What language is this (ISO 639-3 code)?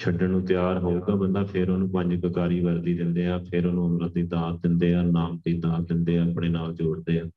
pan